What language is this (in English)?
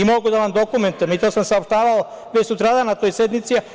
Serbian